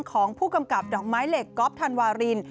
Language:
Thai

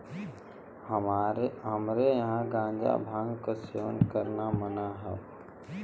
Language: Bhojpuri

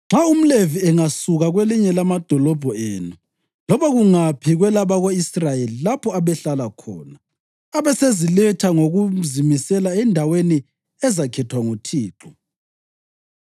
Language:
North Ndebele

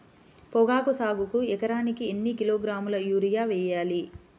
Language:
Telugu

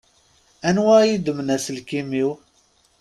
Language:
Kabyle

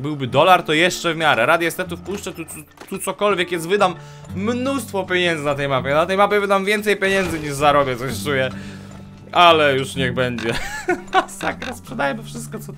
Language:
Polish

